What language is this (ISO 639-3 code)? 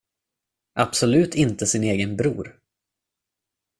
swe